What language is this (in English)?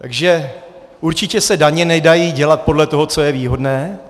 Czech